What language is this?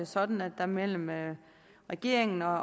Danish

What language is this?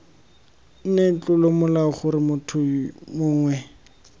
Tswana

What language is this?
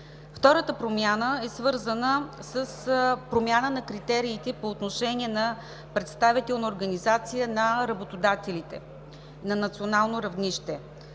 Bulgarian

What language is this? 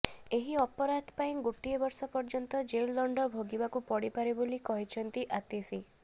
Odia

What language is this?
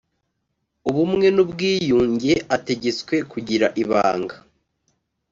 Kinyarwanda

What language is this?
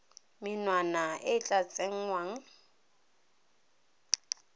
Tswana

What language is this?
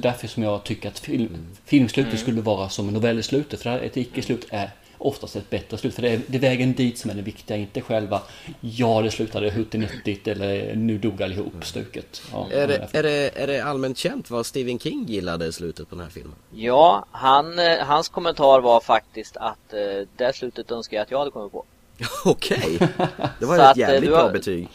Swedish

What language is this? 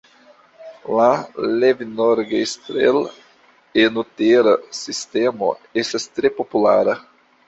Esperanto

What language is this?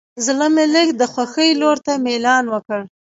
Pashto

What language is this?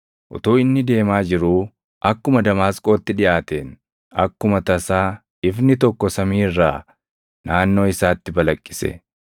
Oromo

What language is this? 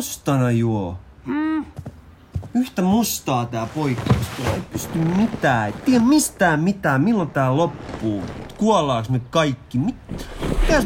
Finnish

